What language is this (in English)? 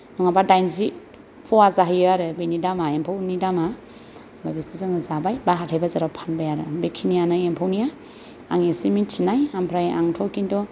Bodo